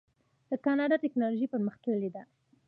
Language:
Pashto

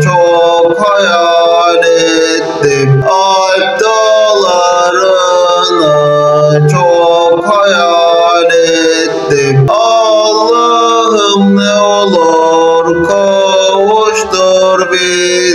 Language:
Turkish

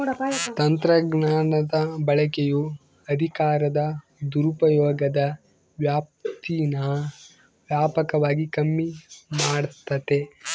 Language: Kannada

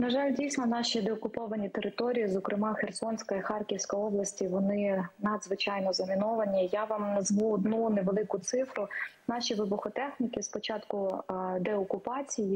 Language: Ukrainian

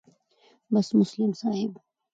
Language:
Pashto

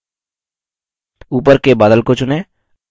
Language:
Hindi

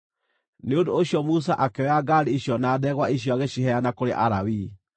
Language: Kikuyu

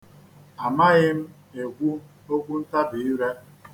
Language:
Igbo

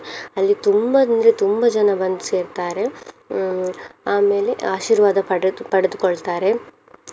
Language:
Kannada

